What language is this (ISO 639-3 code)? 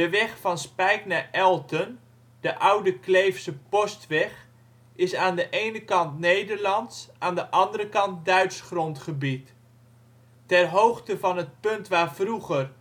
nld